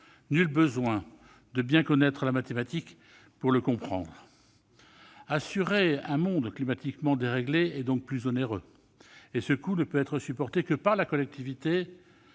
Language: French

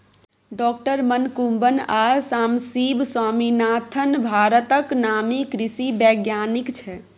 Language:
Maithili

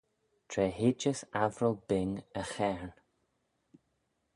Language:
Manx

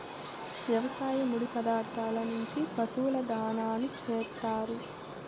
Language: Telugu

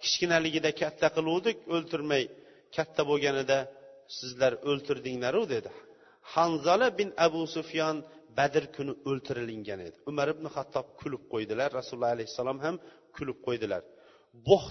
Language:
Bulgarian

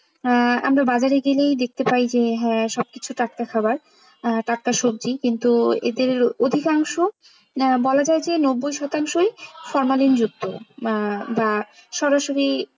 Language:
Bangla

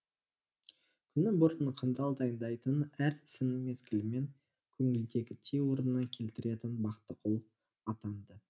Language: Kazakh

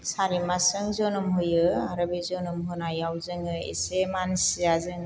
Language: Bodo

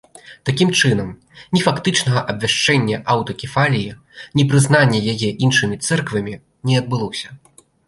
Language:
Belarusian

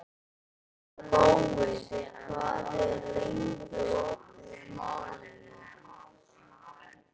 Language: Icelandic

